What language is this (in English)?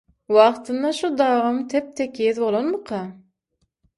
Turkmen